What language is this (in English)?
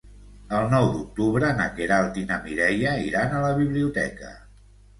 Catalan